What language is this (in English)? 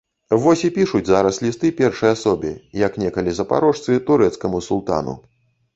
Belarusian